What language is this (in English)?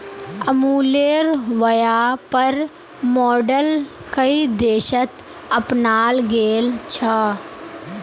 Magahi